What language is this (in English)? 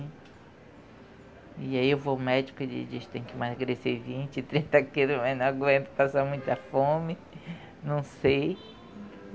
Portuguese